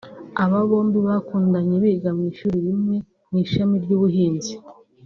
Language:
Kinyarwanda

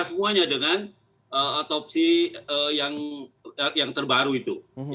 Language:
Indonesian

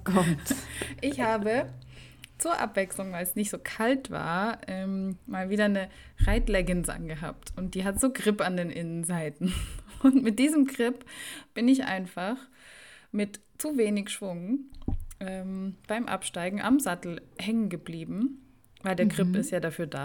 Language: German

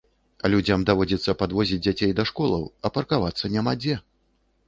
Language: Belarusian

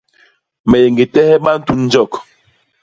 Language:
Basaa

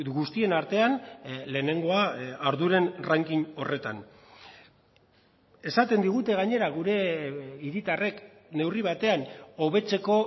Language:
Basque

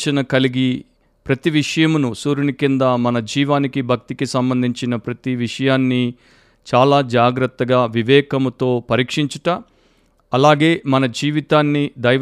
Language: Telugu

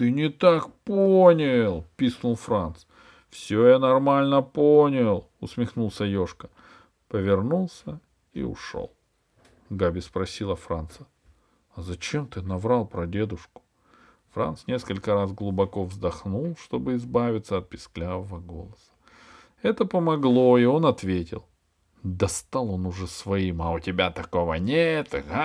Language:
Russian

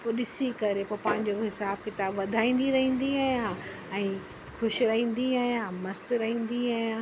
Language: Sindhi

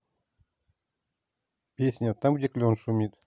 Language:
Russian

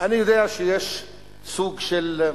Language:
Hebrew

